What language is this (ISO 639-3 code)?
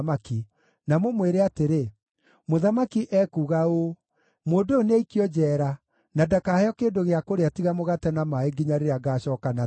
kik